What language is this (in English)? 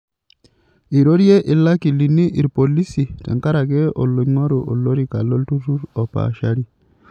Masai